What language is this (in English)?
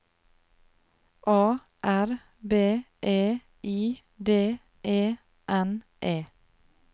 Norwegian